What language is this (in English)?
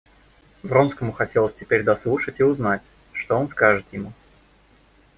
Russian